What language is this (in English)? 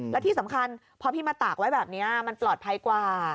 Thai